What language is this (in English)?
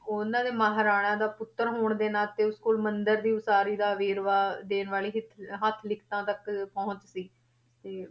Punjabi